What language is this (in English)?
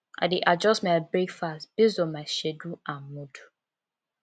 Nigerian Pidgin